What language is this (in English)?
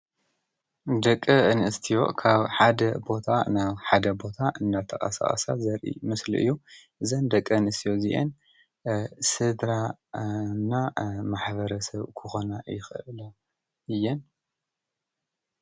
Tigrinya